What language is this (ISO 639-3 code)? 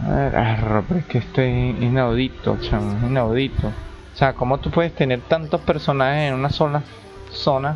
spa